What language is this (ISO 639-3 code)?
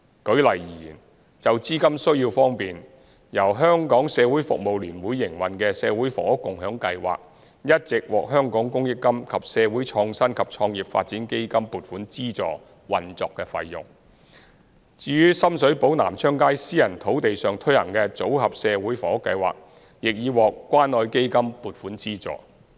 yue